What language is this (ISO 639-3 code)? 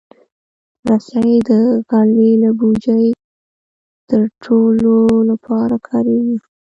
pus